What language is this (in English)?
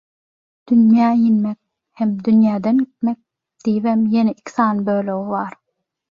Turkmen